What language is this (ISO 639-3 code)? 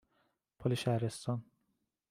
fas